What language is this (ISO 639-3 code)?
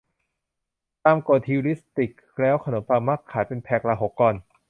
tha